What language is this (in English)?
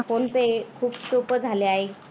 Marathi